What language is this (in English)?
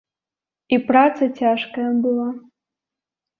Belarusian